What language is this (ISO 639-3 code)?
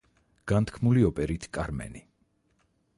kat